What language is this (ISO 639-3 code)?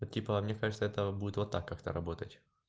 rus